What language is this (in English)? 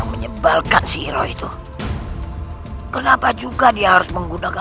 Indonesian